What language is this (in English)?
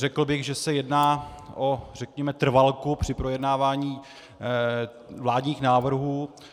Czech